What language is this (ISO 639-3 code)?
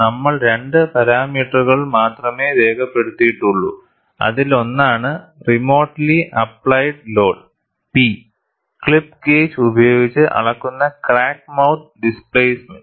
mal